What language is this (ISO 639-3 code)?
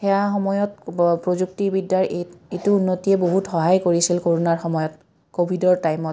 asm